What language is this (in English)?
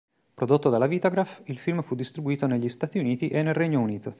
Italian